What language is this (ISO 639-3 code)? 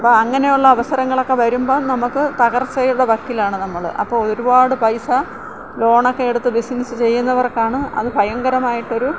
mal